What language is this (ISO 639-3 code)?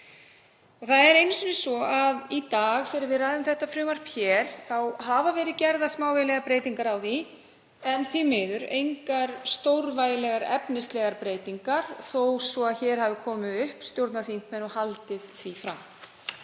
isl